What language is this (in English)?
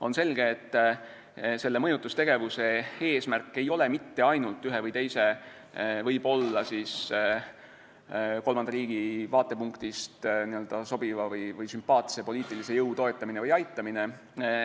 Estonian